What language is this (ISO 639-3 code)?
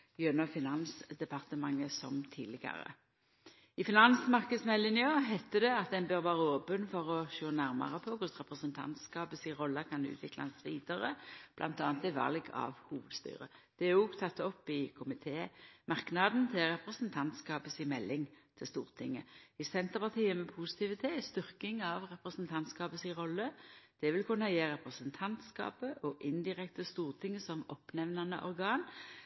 nno